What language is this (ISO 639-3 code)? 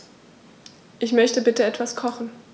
deu